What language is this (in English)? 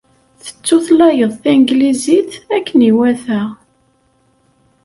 Kabyle